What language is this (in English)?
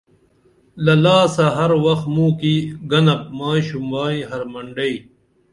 Dameli